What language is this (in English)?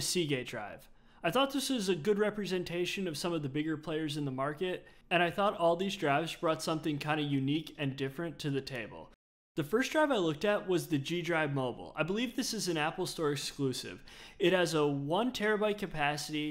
English